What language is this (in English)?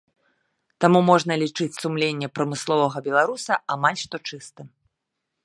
Belarusian